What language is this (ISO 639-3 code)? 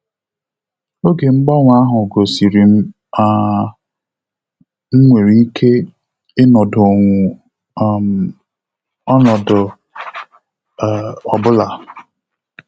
ibo